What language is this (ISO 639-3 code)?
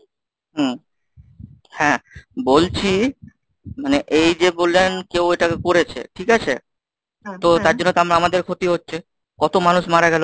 ben